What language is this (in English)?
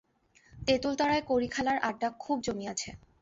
Bangla